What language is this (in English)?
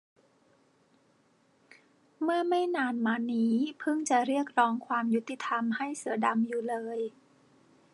Thai